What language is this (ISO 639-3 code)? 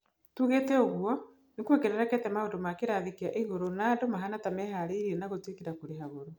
kik